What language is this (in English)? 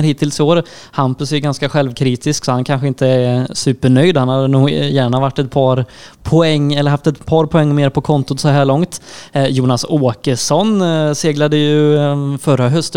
Swedish